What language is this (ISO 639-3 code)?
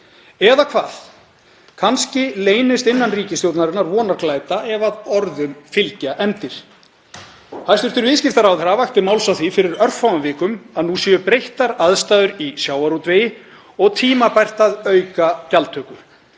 isl